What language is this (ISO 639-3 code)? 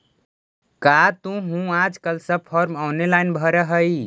mag